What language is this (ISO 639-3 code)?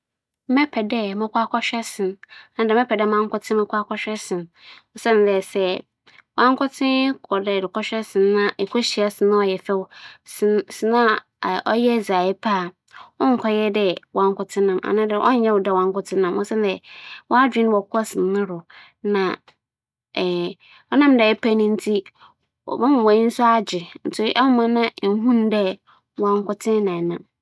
aka